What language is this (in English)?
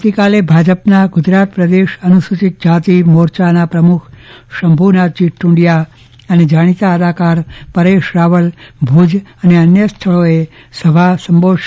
Gujarati